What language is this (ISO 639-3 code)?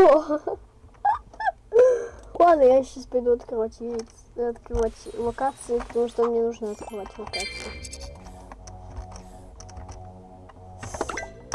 rus